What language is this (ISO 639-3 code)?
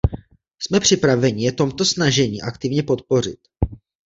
ces